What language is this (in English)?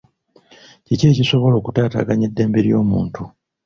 Ganda